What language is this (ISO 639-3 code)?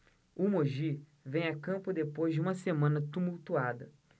por